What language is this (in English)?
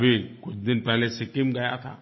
Hindi